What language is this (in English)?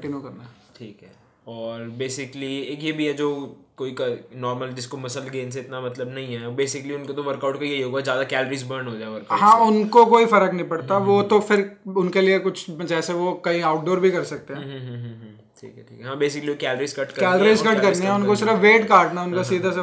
Hindi